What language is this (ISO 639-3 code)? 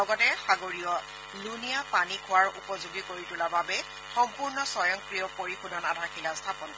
asm